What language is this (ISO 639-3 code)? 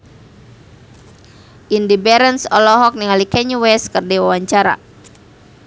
sun